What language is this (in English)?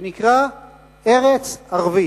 Hebrew